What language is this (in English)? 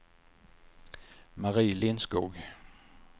Swedish